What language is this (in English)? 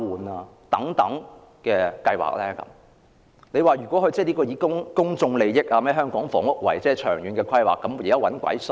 Cantonese